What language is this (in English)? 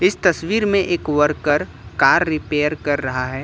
Hindi